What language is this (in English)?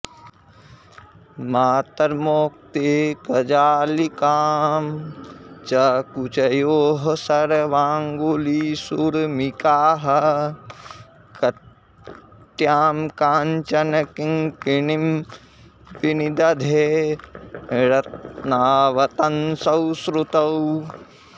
Sanskrit